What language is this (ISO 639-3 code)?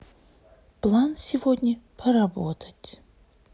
rus